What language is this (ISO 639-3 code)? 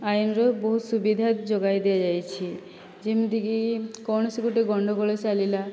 ori